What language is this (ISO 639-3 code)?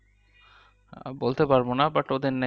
ben